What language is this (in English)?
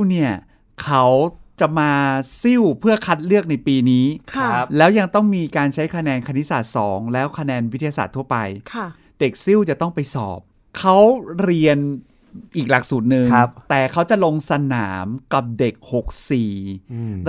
Thai